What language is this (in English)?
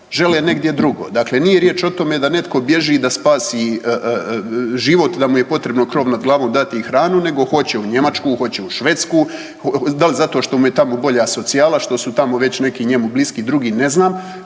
Croatian